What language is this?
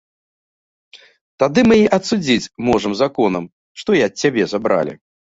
Belarusian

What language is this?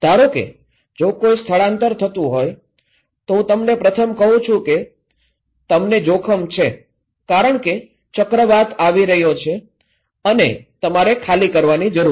Gujarati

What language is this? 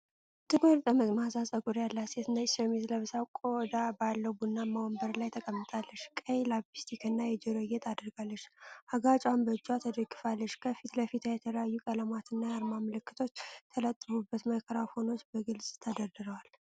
Amharic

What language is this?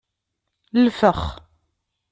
Kabyle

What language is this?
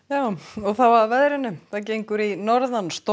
Icelandic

